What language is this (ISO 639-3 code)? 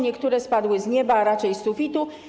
pol